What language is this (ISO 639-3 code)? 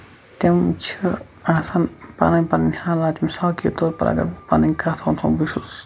kas